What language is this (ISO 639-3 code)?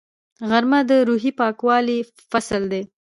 pus